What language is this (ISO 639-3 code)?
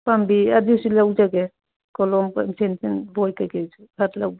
mni